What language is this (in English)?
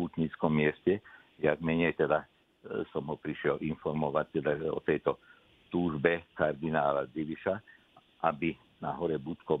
Slovak